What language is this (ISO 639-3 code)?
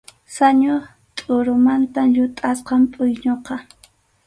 qxu